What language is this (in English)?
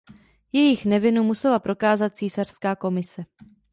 Czech